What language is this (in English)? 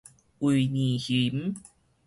Min Nan Chinese